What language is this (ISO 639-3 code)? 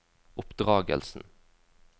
nor